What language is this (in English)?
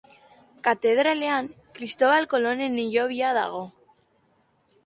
Basque